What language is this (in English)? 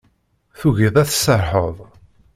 Kabyle